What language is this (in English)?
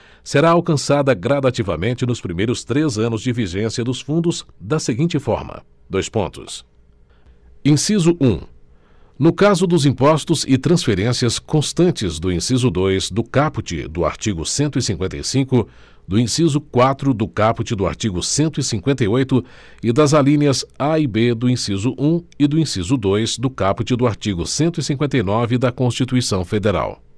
Portuguese